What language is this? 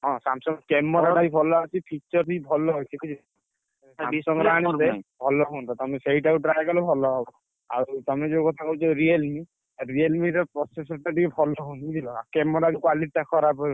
Odia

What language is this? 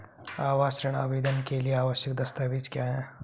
Hindi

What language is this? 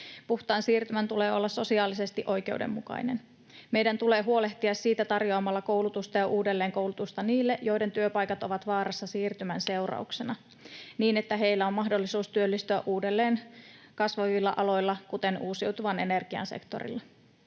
Finnish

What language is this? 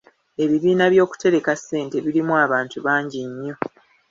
Ganda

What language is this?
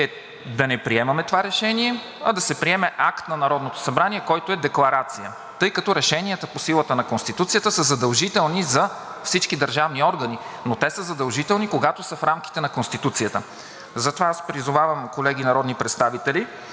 Bulgarian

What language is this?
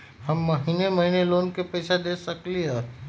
Magahi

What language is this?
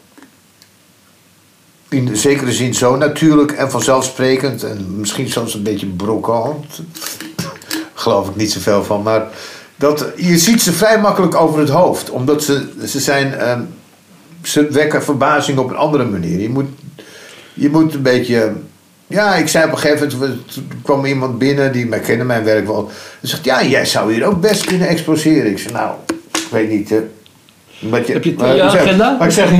Dutch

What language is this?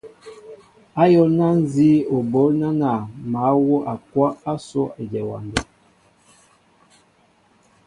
Mbo (Cameroon)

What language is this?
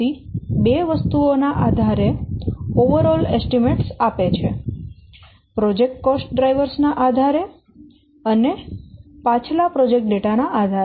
Gujarati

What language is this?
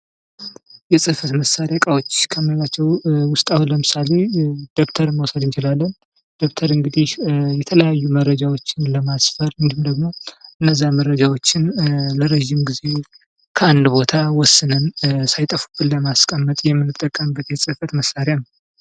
Amharic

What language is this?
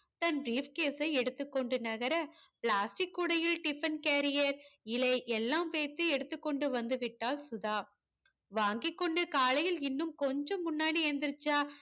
Tamil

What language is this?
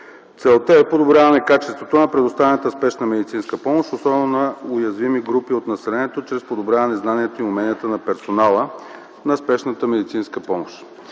Bulgarian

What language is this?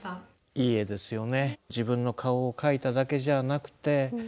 Japanese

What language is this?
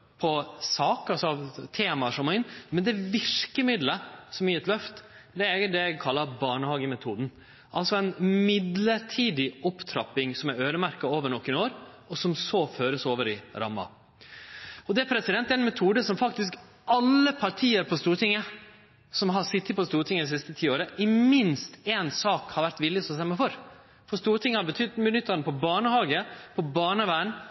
Norwegian Nynorsk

